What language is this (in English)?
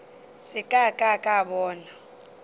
Northern Sotho